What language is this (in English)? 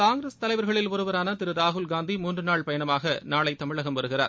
Tamil